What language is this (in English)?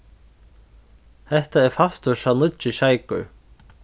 Faroese